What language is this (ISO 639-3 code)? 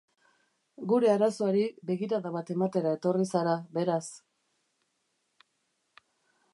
eus